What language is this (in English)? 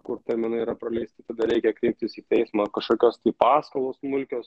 Lithuanian